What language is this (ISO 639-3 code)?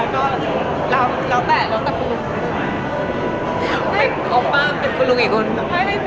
tha